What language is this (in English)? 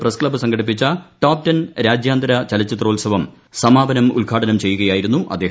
Malayalam